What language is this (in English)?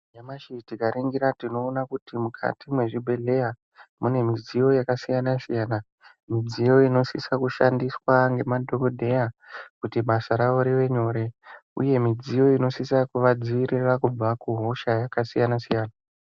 Ndau